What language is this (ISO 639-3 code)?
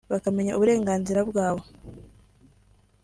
kin